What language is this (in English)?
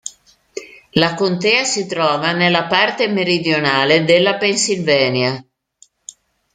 Italian